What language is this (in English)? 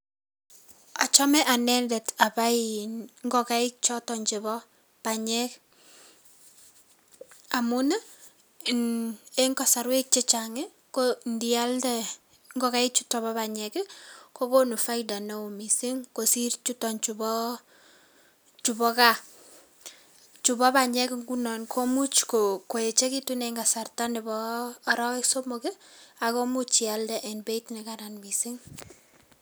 Kalenjin